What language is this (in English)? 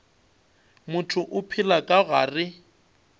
Northern Sotho